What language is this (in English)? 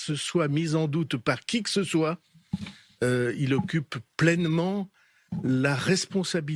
French